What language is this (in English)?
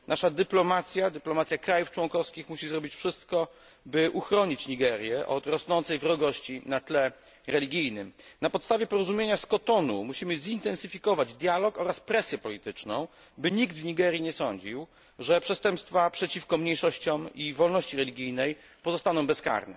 Polish